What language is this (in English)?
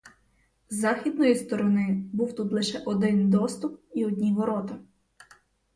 Ukrainian